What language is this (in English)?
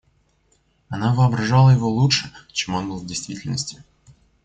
Russian